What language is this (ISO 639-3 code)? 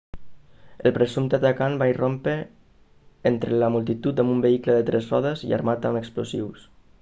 cat